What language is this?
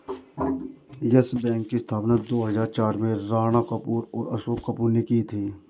Hindi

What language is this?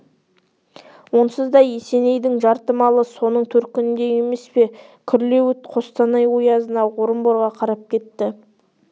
Kazakh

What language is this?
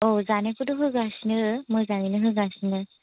Bodo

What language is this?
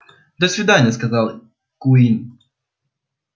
Russian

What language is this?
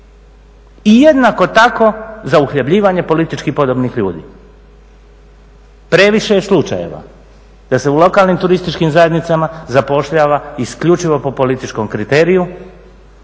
Croatian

